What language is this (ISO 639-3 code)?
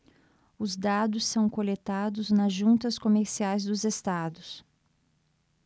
por